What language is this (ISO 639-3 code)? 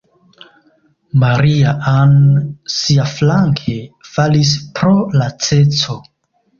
epo